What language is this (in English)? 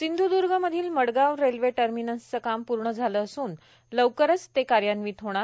Marathi